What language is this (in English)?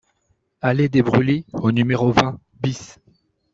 French